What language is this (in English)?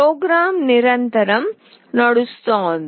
Telugu